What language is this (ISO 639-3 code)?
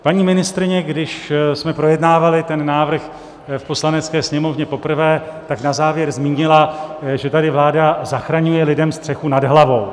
ces